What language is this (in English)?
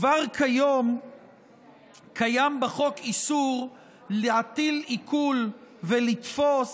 Hebrew